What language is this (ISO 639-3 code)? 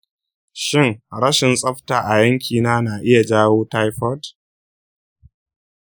hau